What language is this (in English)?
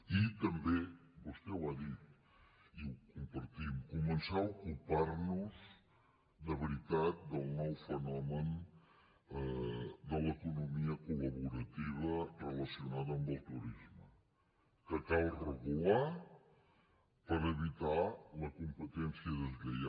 Catalan